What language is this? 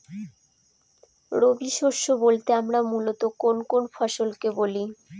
Bangla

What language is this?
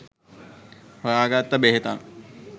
Sinhala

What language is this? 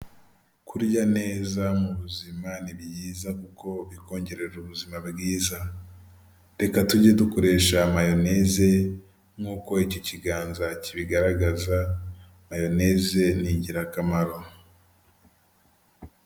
Kinyarwanda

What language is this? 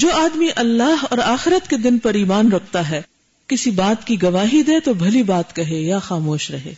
Urdu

